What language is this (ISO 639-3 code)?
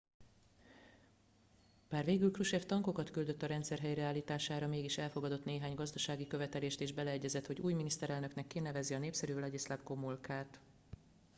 hun